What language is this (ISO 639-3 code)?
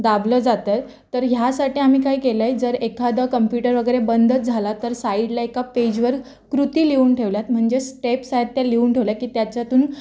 mar